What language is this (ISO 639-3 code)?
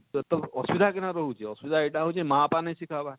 ori